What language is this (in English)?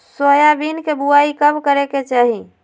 Magahi